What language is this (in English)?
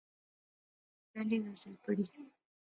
Pahari-Potwari